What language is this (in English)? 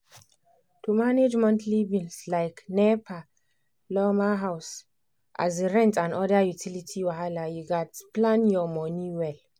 Nigerian Pidgin